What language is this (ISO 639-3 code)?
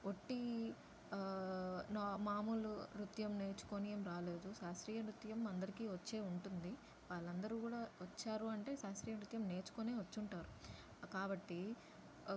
tel